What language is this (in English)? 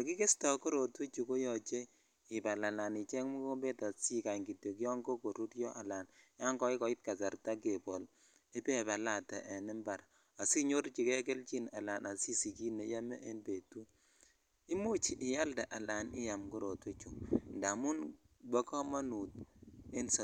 Kalenjin